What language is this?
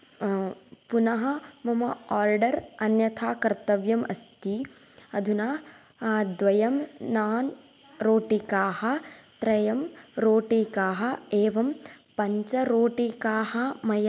Sanskrit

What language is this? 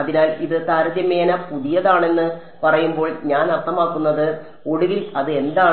Malayalam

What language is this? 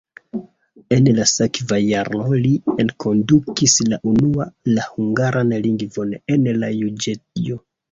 Esperanto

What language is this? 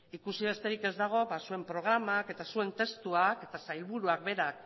Basque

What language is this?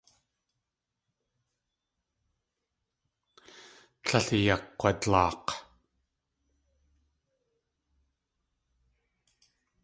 Tlingit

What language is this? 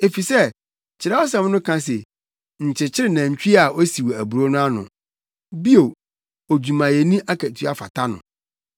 Akan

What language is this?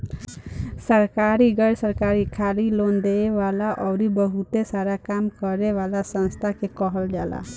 Bhojpuri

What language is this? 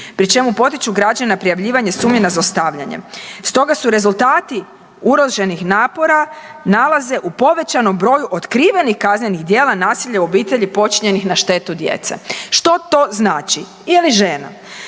Croatian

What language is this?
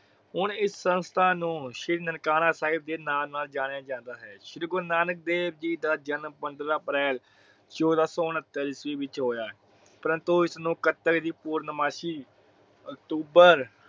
Punjabi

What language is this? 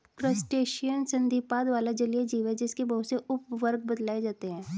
Hindi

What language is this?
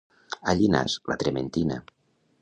Catalan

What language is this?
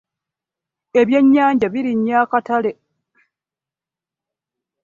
Ganda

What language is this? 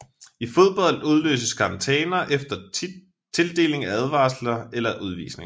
Danish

